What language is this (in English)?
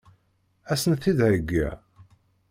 Kabyle